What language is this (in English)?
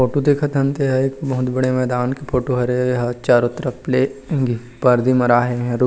Chhattisgarhi